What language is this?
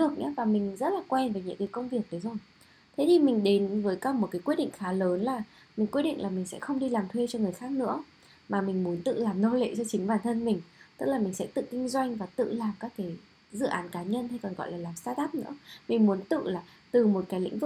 Vietnamese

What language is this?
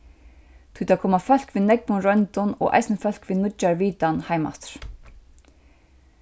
Faroese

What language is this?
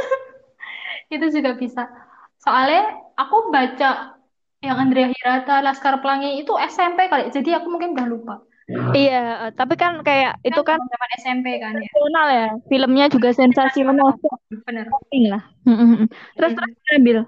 Indonesian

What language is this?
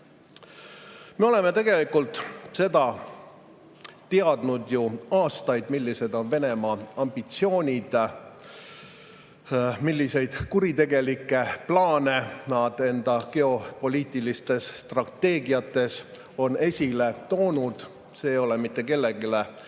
Estonian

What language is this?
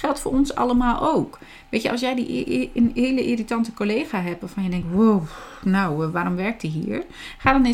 Dutch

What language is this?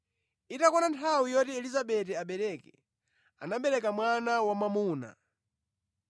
Nyanja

